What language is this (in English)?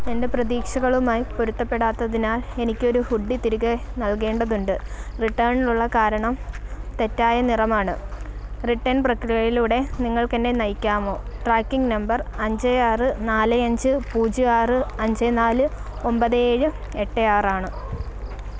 Malayalam